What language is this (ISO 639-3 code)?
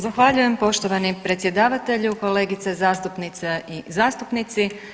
hrv